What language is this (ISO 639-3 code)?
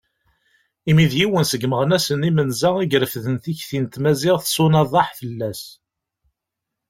kab